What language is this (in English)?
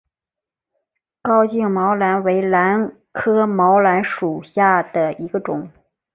Chinese